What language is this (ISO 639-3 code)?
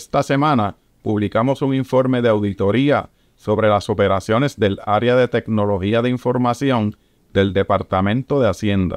spa